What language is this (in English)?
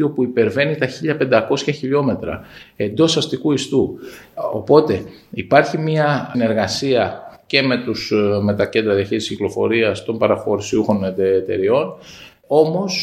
Greek